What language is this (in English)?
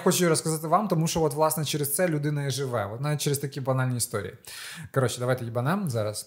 Ukrainian